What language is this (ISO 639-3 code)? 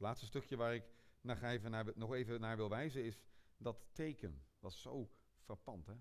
nld